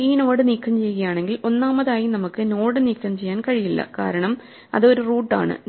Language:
Malayalam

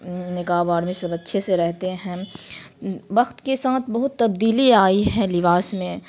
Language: Urdu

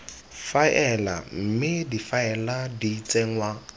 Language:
Tswana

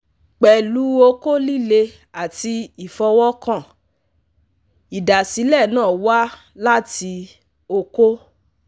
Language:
Yoruba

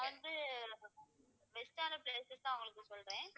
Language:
Tamil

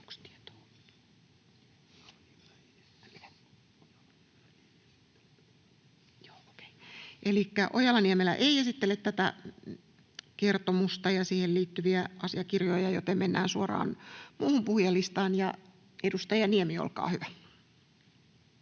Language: Finnish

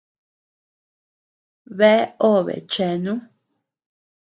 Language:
Tepeuxila Cuicatec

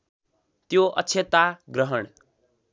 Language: Nepali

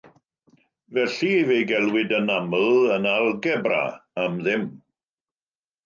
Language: Welsh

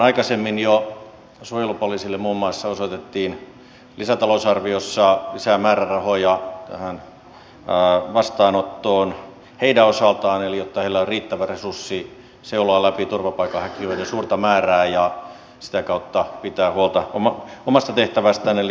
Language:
Finnish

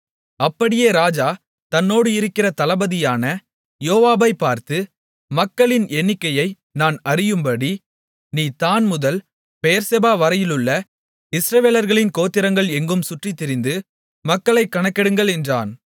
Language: Tamil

